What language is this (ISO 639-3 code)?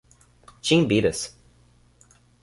por